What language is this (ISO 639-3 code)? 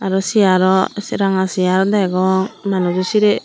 ccp